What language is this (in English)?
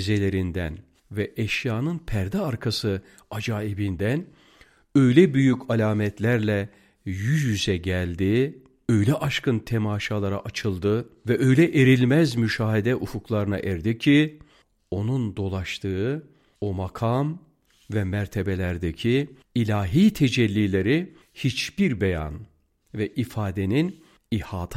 Turkish